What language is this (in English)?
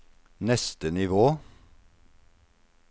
Norwegian